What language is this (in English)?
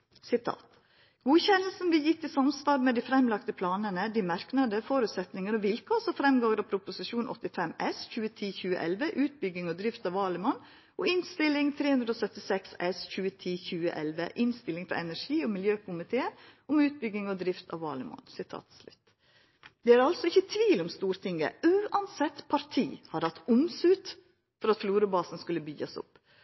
Norwegian Nynorsk